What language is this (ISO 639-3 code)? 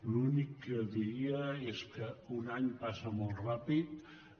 cat